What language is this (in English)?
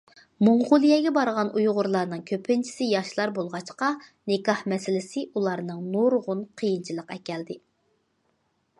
Uyghur